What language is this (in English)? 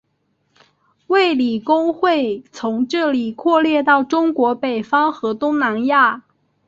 Chinese